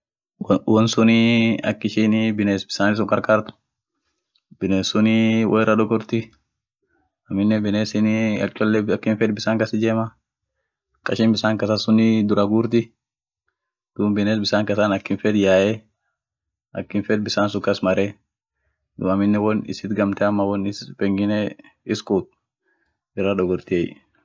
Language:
Orma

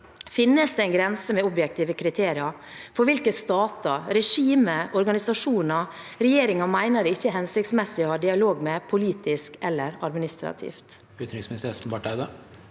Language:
Norwegian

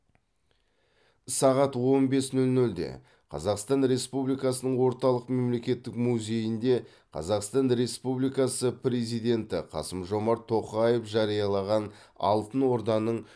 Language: Kazakh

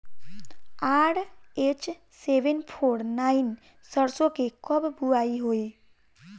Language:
Bhojpuri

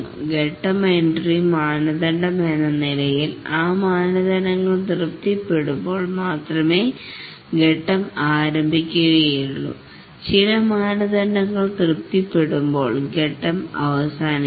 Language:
Malayalam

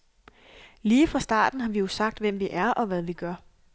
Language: Danish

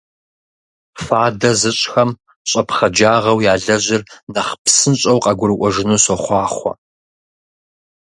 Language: Kabardian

